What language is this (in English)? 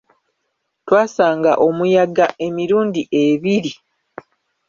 Ganda